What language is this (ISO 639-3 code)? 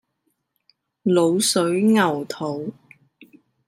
yue